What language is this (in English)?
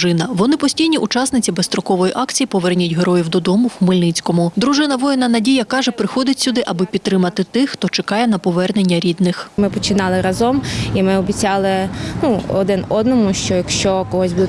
Ukrainian